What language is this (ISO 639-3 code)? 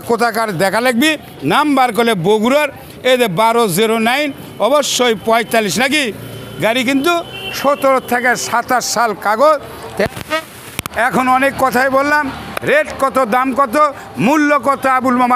tur